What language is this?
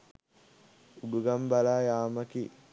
Sinhala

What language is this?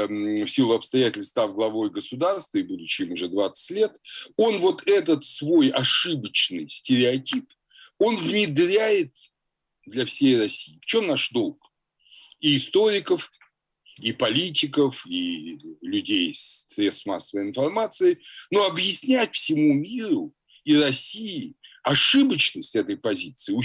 Russian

